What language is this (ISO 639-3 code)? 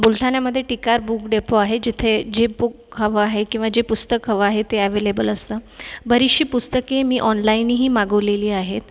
mar